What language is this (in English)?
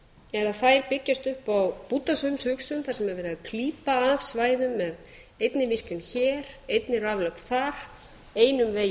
Icelandic